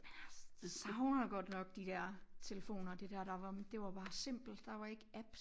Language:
Danish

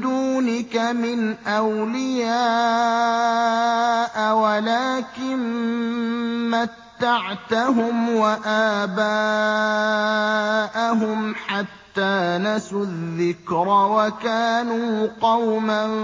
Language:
Arabic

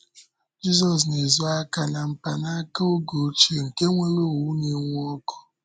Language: Igbo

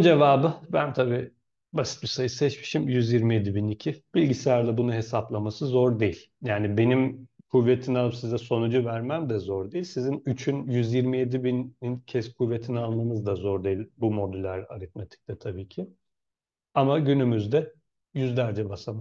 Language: Turkish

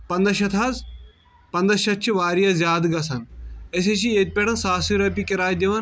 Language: Kashmiri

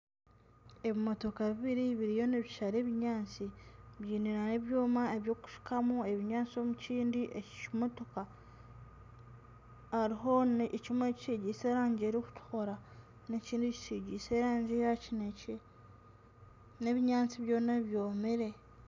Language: Nyankole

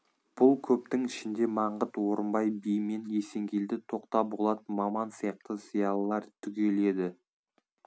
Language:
Kazakh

